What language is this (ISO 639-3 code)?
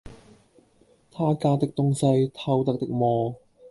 yue